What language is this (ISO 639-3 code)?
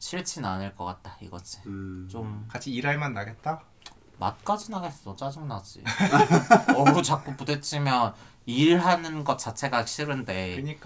kor